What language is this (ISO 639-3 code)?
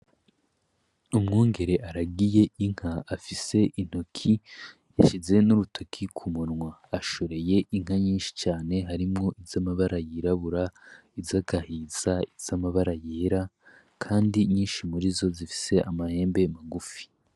run